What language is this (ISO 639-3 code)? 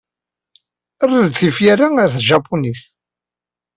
kab